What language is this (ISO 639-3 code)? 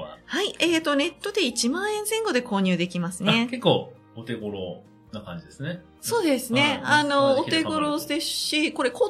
jpn